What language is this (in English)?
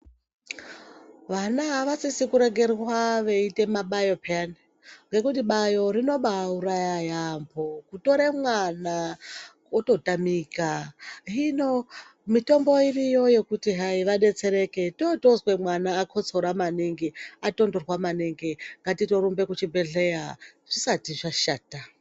Ndau